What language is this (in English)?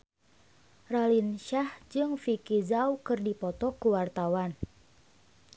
Sundanese